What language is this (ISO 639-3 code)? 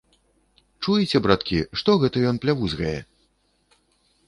bel